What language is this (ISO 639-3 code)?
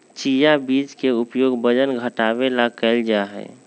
mag